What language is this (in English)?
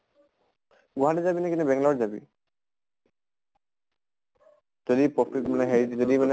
Assamese